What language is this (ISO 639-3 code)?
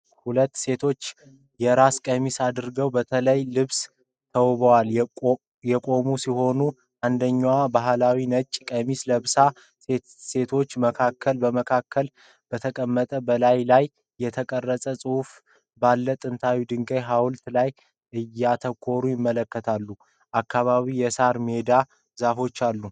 amh